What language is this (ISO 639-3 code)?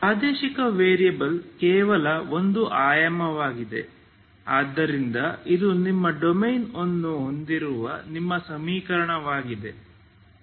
kan